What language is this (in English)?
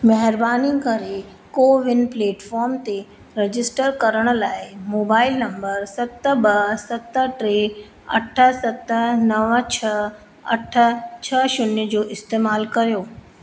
Sindhi